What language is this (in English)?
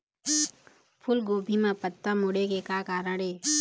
Chhattisgarhi